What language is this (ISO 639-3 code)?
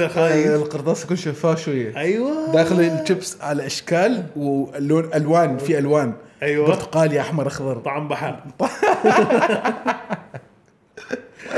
ara